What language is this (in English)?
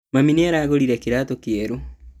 Kikuyu